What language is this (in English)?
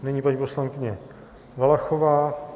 Czech